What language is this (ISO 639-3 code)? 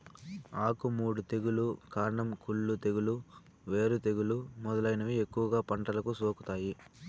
tel